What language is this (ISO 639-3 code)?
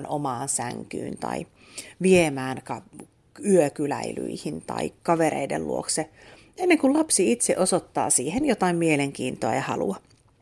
fin